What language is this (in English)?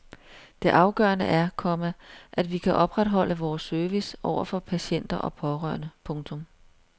Danish